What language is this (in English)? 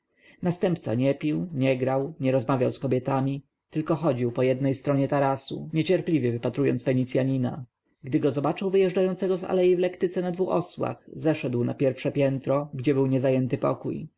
Polish